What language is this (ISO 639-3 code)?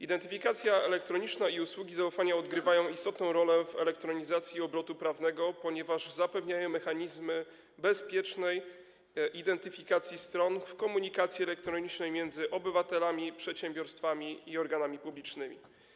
pol